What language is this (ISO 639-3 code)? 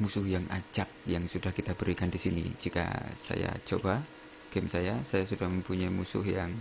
ind